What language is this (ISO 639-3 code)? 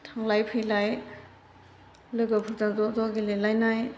brx